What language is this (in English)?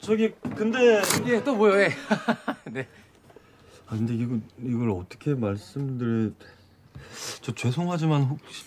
Korean